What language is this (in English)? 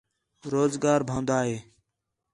Khetrani